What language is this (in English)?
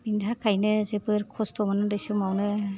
Bodo